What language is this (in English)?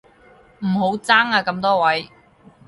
Cantonese